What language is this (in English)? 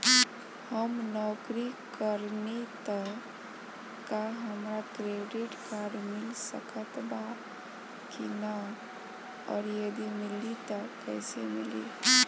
Bhojpuri